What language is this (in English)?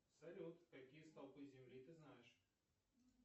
Russian